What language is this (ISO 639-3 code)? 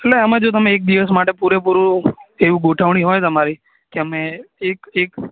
guj